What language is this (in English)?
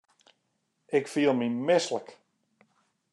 Western Frisian